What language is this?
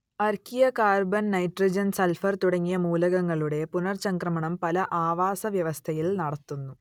Malayalam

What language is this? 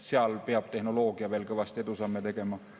Estonian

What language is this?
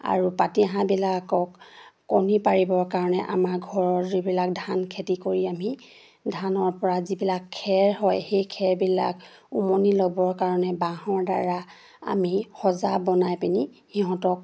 Assamese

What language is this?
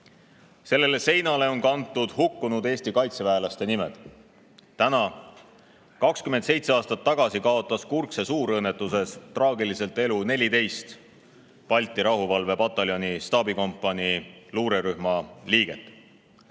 Estonian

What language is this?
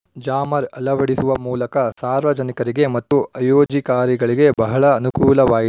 Kannada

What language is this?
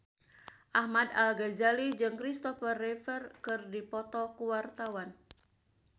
Sundanese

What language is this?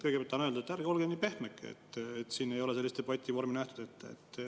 Estonian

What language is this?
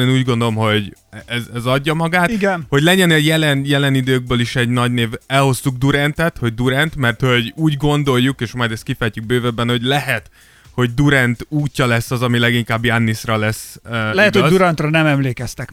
Hungarian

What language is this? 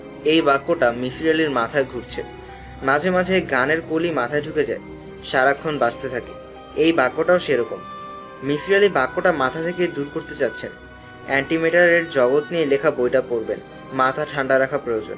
Bangla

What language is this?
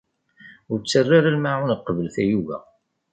Kabyle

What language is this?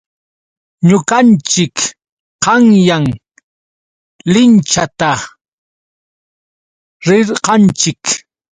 Yauyos Quechua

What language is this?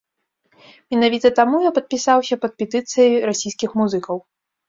Belarusian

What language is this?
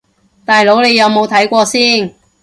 Cantonese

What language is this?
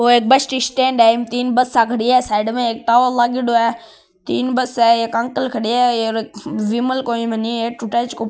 Marwari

